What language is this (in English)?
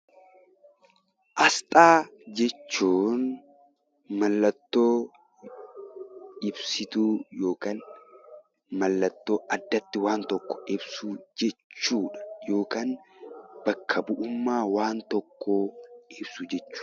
Oromo